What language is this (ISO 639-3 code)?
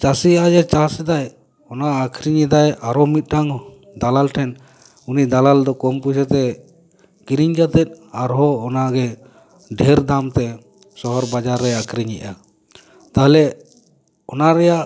sat